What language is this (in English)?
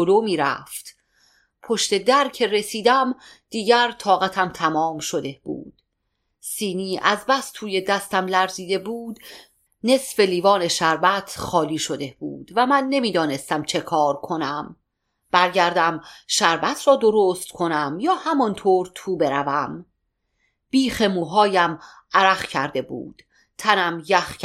Persian